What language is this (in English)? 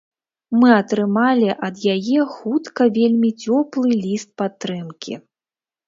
Belarusian